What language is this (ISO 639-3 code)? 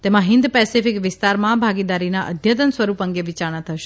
guj